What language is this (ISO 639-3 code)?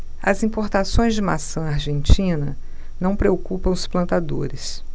por